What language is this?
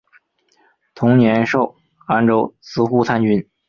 Chinese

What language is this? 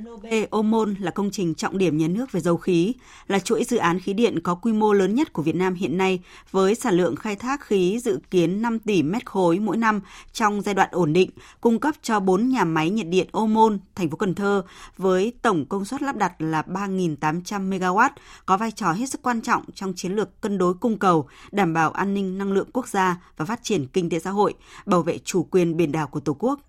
Vietnamese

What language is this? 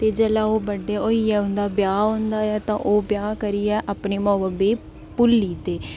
Dogri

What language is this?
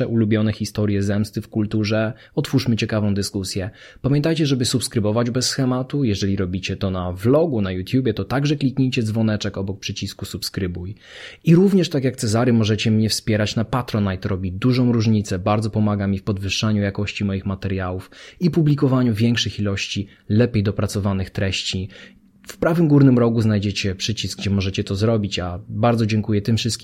Polish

